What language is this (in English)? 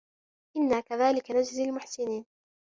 Arabic